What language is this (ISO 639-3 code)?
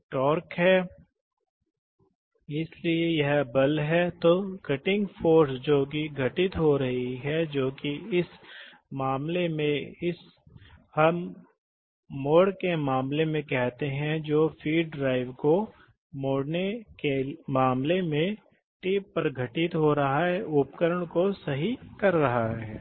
hin